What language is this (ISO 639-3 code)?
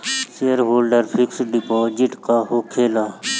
bho